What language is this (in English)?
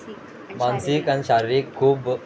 Konkani